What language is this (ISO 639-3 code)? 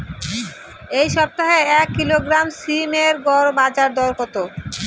ben